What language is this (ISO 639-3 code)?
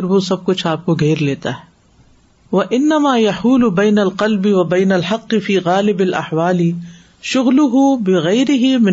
urd